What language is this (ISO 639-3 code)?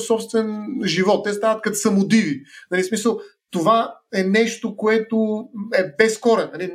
bul